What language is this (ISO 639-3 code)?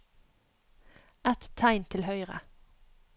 nor